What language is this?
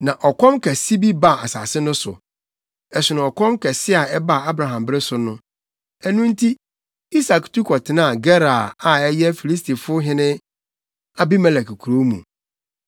Akan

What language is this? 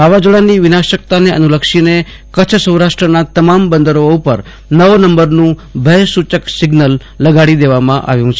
Gujarati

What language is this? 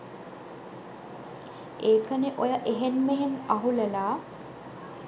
Sinhala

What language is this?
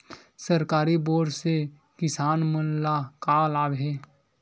Chhattisgarhi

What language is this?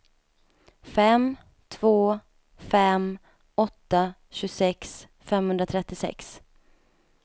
Swedish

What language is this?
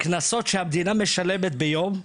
Hebrew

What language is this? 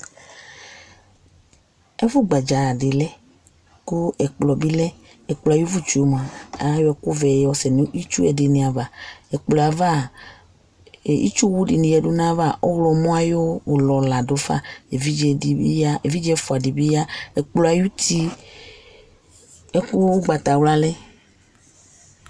Ikposo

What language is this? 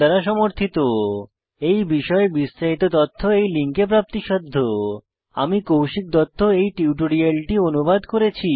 Bangla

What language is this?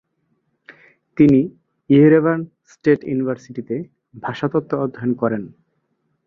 Bangla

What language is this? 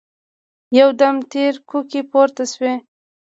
Pashto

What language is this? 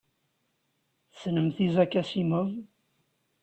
Kabyle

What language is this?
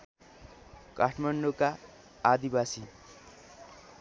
Nepali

